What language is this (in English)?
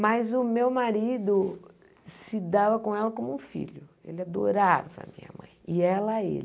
Portuguese